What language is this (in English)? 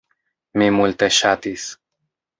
Esperanto